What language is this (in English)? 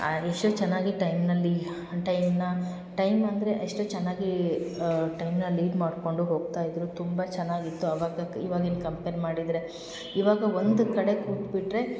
Kannada